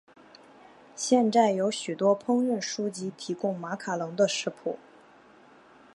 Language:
Chinese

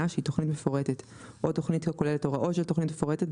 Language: Hebrew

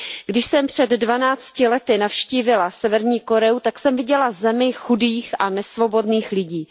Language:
Czech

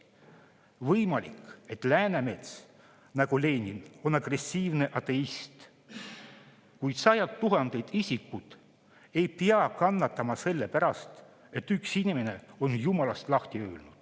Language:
Estonian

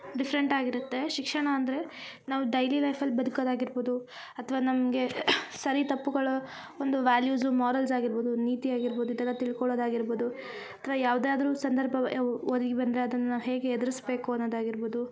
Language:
Kannada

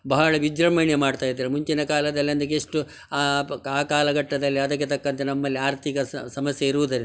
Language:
Kannada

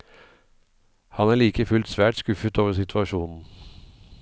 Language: Norwegian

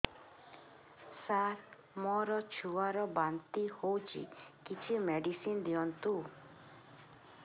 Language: Odia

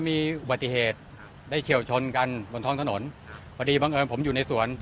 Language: Thai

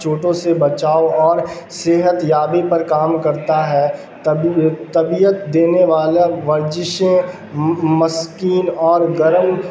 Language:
Urdu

